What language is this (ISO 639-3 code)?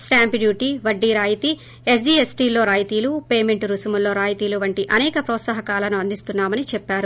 tel